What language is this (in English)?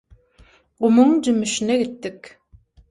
Turkmen